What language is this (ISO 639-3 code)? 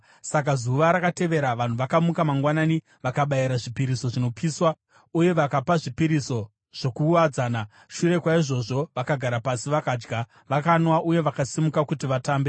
sna